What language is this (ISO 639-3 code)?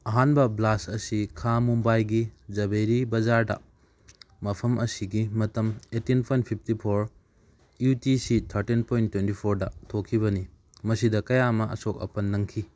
mni